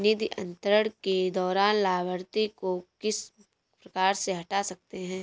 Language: Hindi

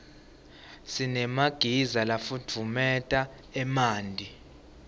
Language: Swati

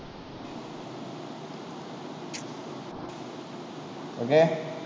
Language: Tamil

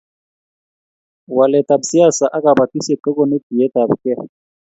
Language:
Kalenjin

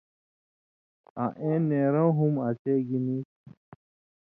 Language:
Indus Kohistani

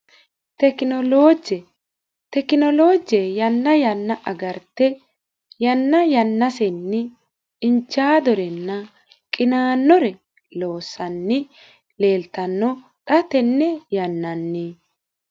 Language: Sidamo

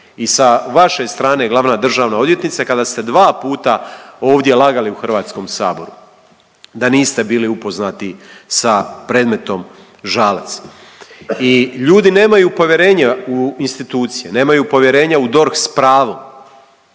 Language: Croatian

